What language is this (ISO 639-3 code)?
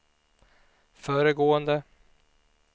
swe